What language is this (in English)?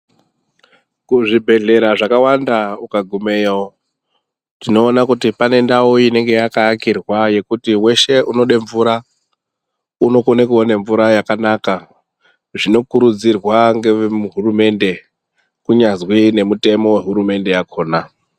Ndau